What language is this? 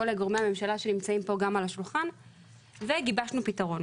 Hebrew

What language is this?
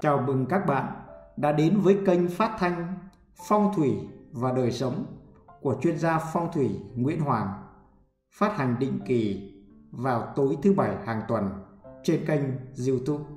Vietnamese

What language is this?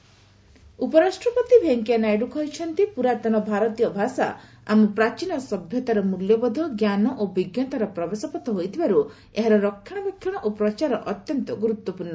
Odia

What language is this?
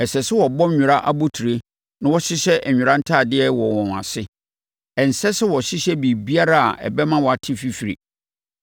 Akan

